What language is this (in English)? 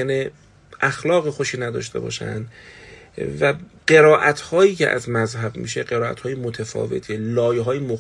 Persian